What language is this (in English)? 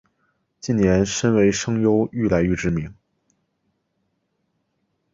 Chinese